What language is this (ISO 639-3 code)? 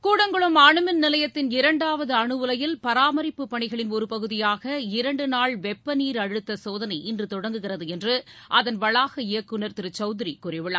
tam